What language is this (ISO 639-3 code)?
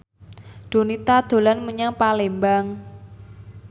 jav